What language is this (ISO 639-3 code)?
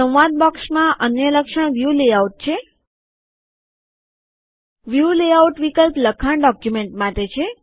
guj